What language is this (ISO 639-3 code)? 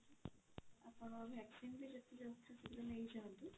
ori